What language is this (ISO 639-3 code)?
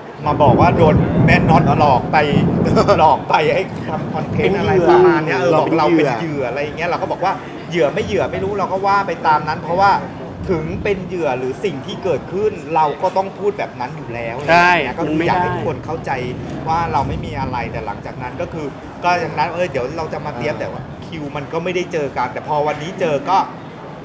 tha